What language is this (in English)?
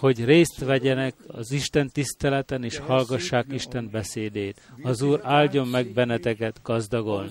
Hungarian